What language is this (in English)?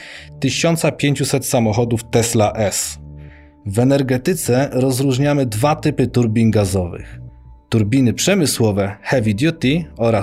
Polish